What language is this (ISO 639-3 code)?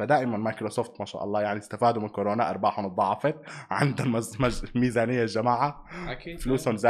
ara